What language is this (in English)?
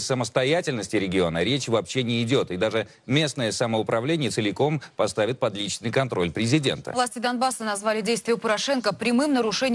Russian